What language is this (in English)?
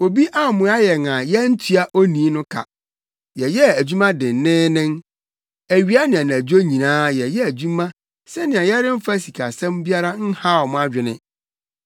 Akan